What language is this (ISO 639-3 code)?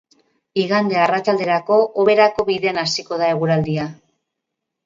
eus